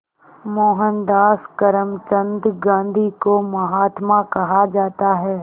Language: Hindi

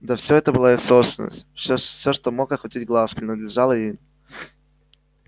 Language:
Russian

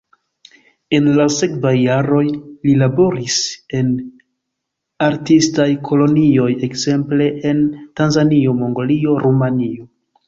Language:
Esperanto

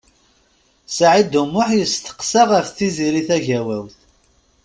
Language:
Kabyle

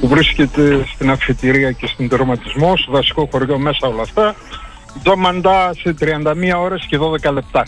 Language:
Greek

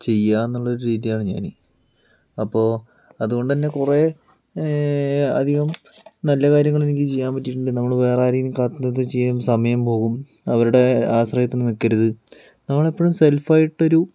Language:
Malayalam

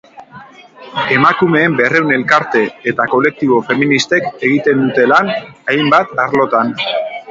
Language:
Basque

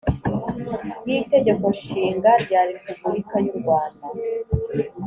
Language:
Kinyarwanda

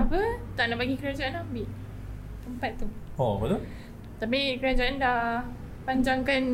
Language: Malay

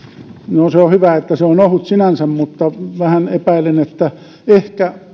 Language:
Finnish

